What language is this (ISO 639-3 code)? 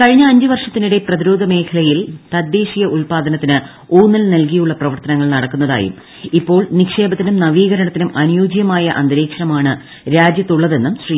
mal